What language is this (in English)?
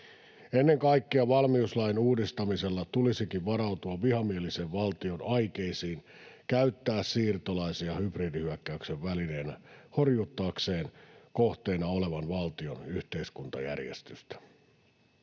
Finnish